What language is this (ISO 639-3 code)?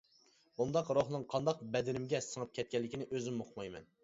uig